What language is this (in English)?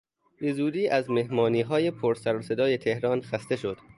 Persian